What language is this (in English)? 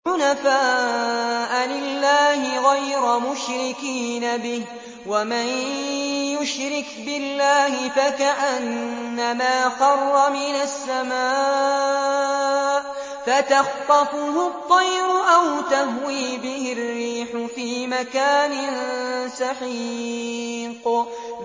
Arabic